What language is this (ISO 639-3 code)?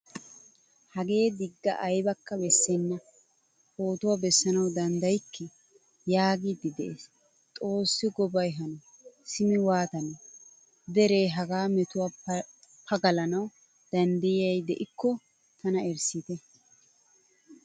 wal